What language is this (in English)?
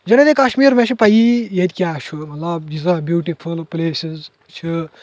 Kashmiri